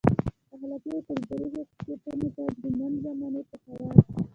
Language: Pashto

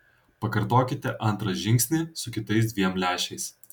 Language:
Lithuanian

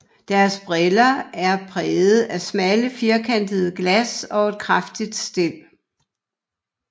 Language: Danish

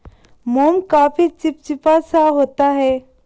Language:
Hindi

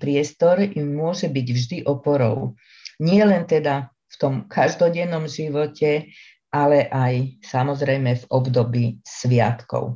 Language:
Slovak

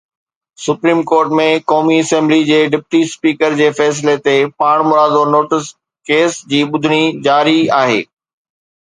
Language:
Sindhi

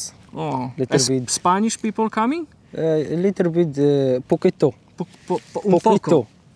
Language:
Polish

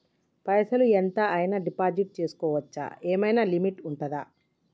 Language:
Telugu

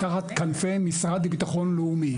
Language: Hebrew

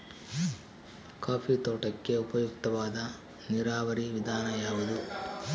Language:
Kannada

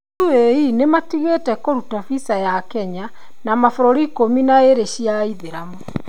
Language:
Kikuyu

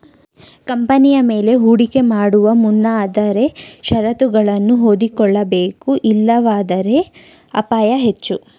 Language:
Kannada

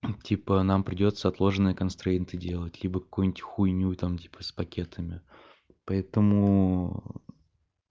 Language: Russian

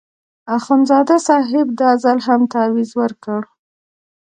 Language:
Pashto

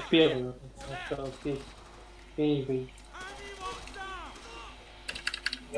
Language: Russian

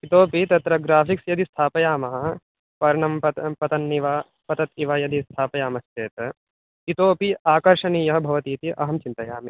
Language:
Sanskrit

